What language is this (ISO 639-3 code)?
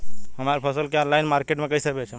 bho